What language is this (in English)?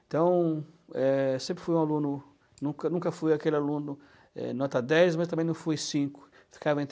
Portuguese